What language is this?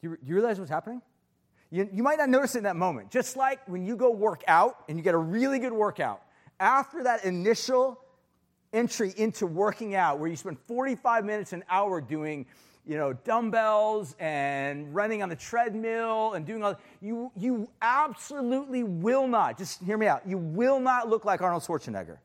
English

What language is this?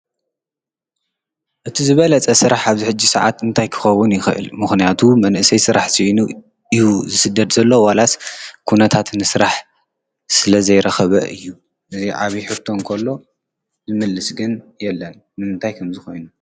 Tigrinya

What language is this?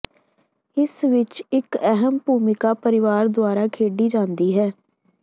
Punjabi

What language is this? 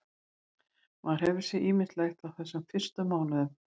Icelandic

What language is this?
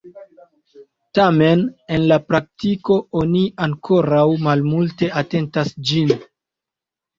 Esperanto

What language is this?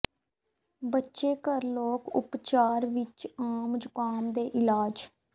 Punjabi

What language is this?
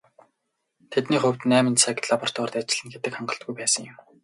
Mongolian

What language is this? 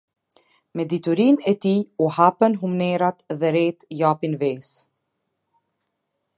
Albanian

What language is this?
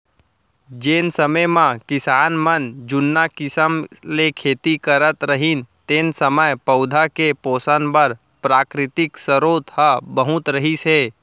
Chhattisgarhi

